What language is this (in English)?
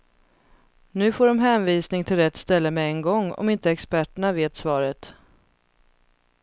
Swedish